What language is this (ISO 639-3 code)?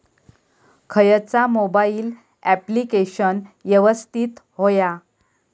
mar